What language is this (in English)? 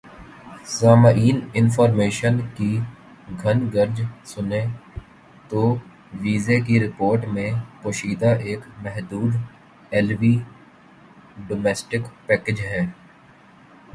Urdu